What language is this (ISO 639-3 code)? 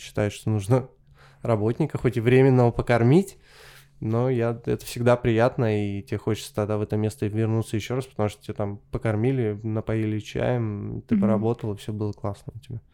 rus